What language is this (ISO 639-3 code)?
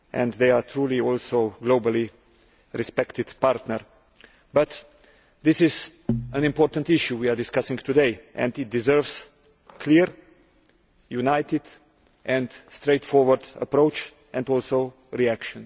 eng